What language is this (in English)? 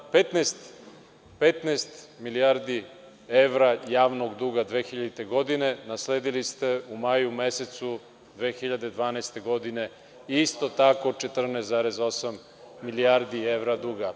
Serbian